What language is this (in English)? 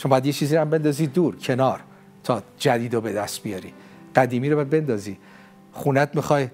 Persian